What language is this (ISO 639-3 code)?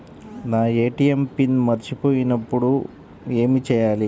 tel